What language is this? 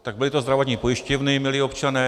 Czech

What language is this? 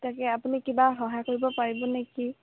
Assamese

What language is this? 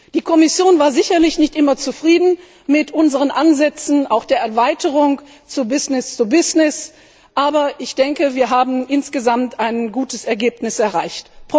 German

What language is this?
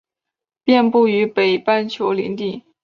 Chinese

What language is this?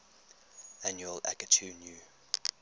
English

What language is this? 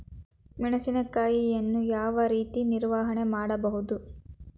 Kannada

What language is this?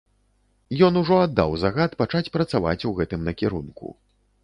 Belarusian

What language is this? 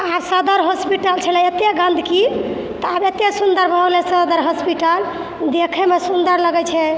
Maithili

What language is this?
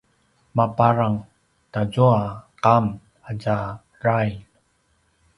Paiwan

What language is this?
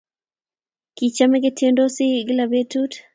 Kalenjin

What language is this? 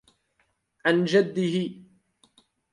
Arabic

